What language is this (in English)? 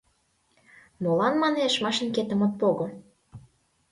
Mari